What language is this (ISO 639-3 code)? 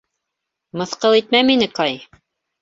bak